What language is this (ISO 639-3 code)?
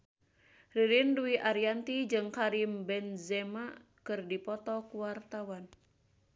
sun